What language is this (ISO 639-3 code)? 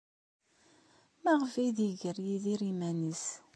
kab